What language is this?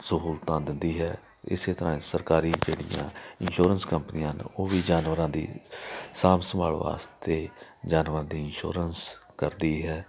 Punjabi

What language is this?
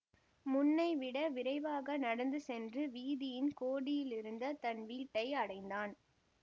Tamil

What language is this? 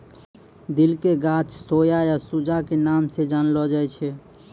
Maithili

